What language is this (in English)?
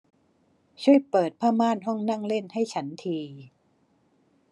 Thai